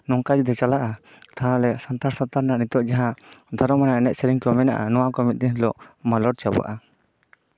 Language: Santali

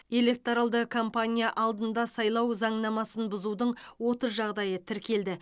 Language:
Kazakh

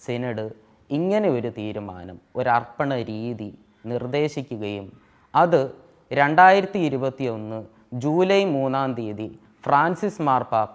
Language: Malayalam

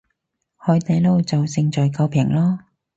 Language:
Cantonese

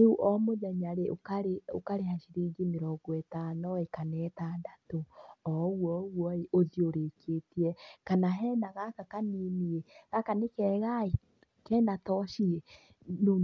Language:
Kikuyu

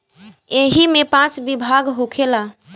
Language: Bhojpuri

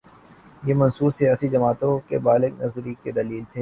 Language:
Urdu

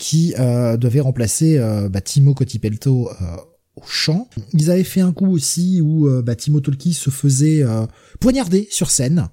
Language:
French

